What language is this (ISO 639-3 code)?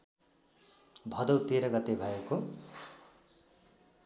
nep